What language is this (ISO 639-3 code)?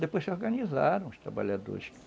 por